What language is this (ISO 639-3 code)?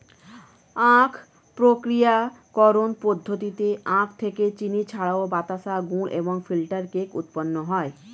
ben